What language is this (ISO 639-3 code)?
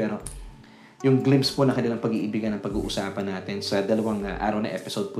fil